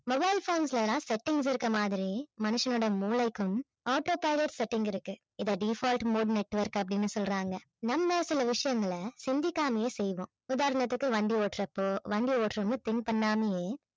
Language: Tamil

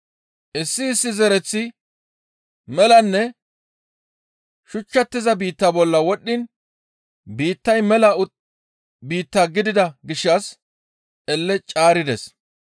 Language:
Gamo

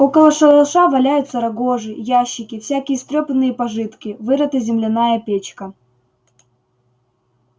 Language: Russian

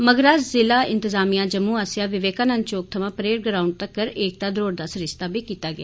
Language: Dogri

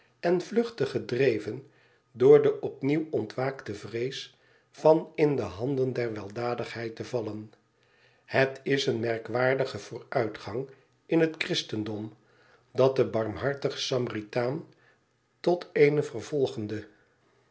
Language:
Dutch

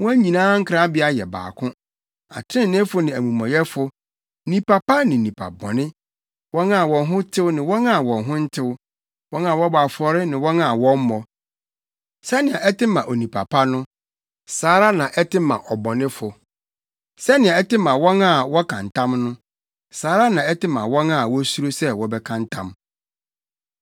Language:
Akan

